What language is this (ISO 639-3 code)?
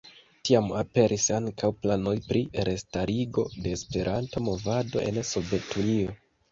epo